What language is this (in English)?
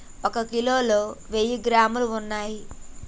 Telugu